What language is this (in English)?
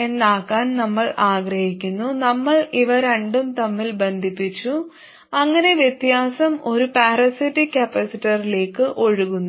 Malayalam